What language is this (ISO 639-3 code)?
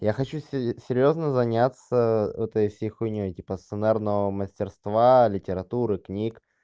rus